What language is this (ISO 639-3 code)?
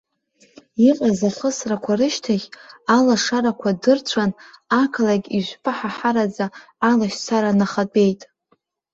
abk